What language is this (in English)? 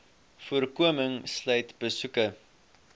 Afrikaans